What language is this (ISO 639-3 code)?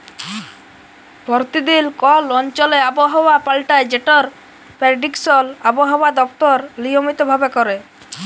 ben